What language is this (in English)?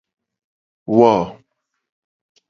Gen